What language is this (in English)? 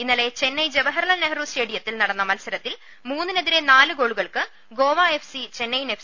Malayalam